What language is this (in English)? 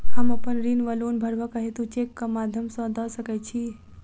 Maithili